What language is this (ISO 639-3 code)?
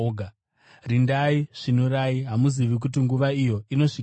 sna